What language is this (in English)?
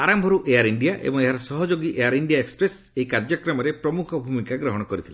Odia